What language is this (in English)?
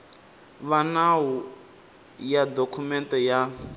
Tsonga